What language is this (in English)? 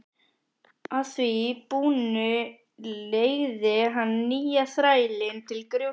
Icelandic